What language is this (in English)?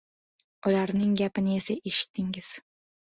Uzbek